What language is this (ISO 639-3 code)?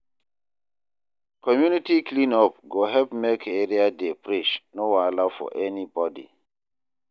pcm